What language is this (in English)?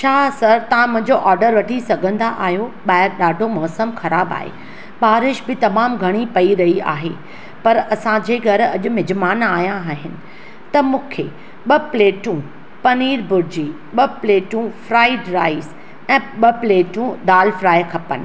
Sindhi